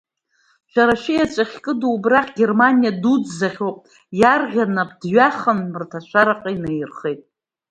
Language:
Abkhazian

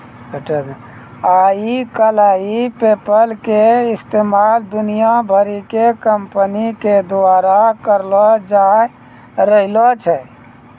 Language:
Maithili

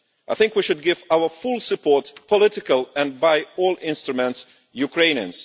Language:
English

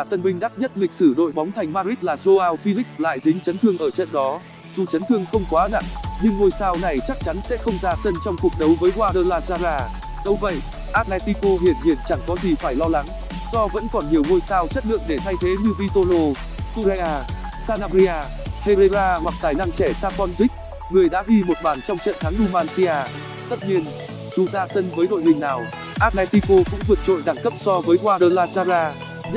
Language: Vietnamese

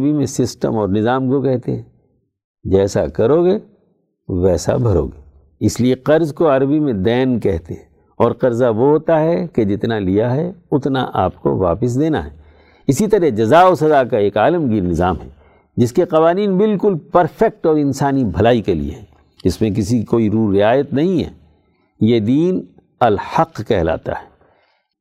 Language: Urdu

